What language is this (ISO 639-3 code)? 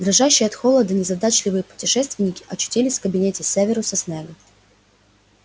rus